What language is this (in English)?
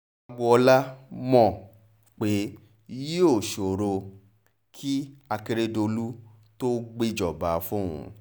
Yoruba